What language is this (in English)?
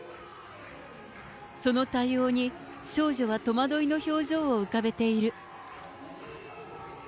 Japanese